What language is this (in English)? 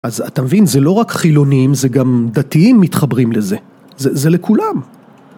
Hebrew